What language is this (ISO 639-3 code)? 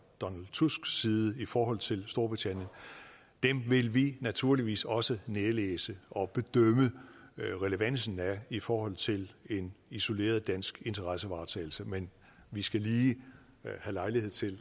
dan